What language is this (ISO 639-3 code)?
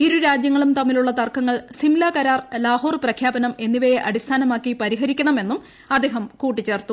mal